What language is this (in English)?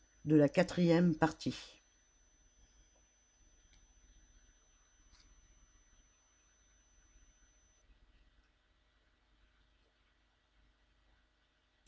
French